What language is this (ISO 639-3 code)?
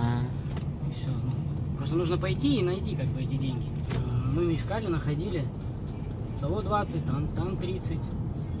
rus